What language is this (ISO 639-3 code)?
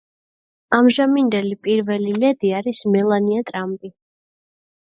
kat